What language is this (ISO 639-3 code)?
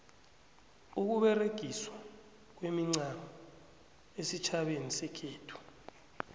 nbl